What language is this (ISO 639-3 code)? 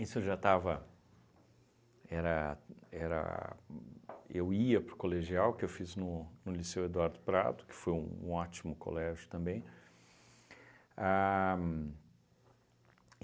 por